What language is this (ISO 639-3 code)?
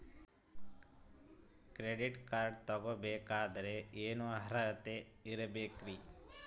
kan